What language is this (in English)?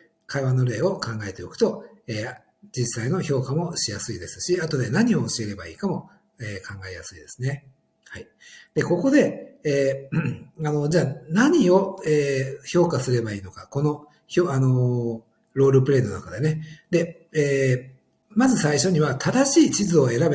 Japanese